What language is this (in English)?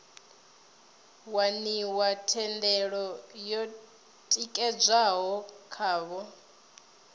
Venda